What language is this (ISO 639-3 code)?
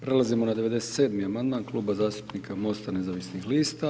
hrv